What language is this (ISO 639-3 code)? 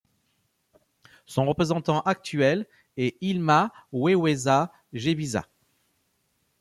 fra